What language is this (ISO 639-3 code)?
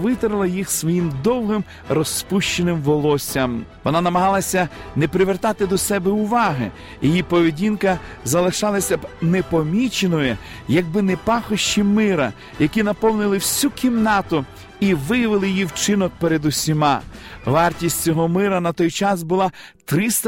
ukr